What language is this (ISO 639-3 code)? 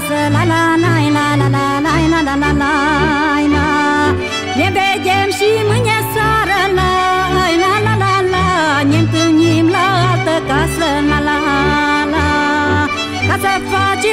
ron